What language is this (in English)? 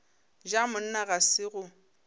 Northern Sotho